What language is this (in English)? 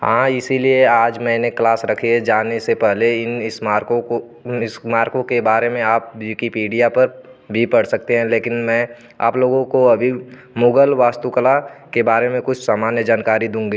Hindi